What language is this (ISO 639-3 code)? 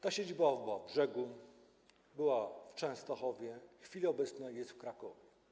pol